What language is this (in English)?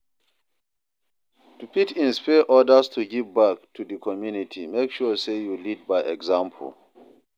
Nigerian Pidgin